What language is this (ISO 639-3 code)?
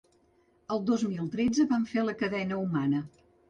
cat